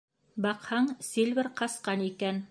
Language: Bashkir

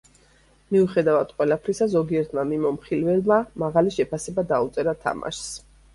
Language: Georgian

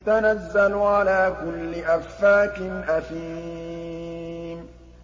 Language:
Arabic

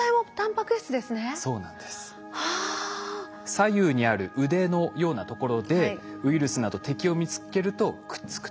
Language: Japanese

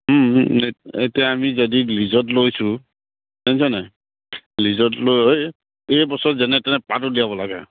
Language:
Assamese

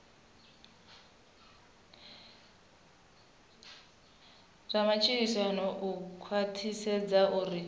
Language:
Venda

